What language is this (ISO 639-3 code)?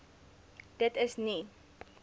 afr